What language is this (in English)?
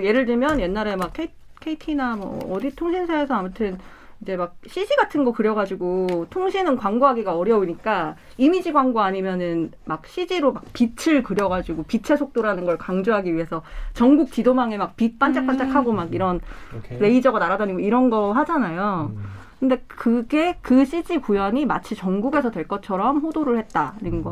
Korean